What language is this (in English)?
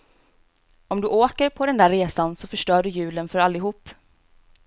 Swedish